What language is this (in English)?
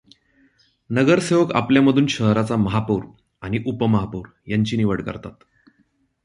Marathi